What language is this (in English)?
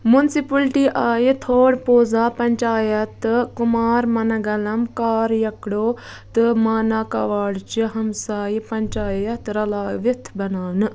Kashmiri